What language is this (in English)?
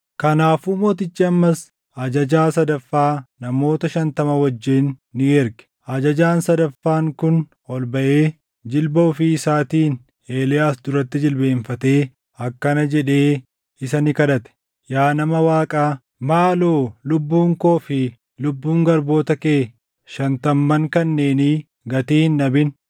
Oromo